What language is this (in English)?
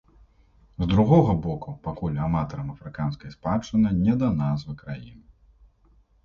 Belarusian